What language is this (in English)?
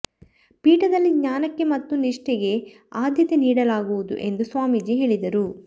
Kannada